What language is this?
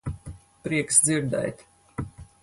Latvian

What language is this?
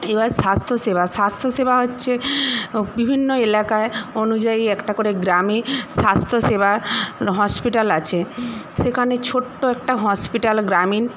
Bangla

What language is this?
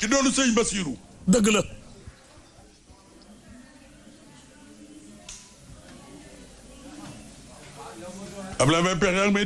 Arabic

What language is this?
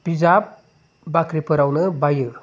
Bodo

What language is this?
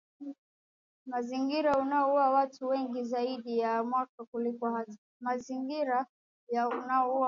Swahili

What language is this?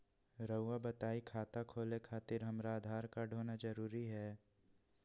Magahi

